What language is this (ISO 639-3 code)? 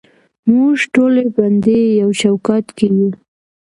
pus